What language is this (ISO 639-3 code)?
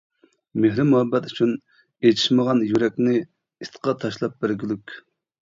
uig